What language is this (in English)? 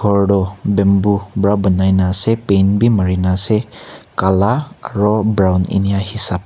Naga Pidgin